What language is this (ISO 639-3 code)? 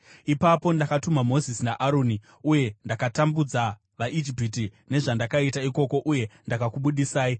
sna